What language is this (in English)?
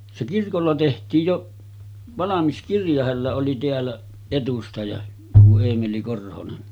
Finnish